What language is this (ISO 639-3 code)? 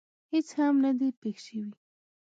pus